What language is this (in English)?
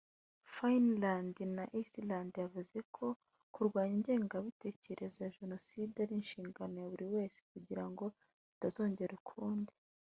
Kinyarwanda